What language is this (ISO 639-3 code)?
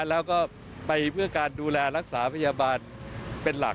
tha